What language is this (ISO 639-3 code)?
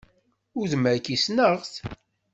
kab